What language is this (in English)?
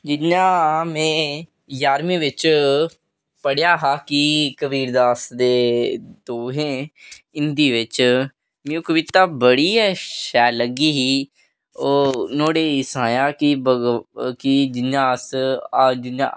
Dogri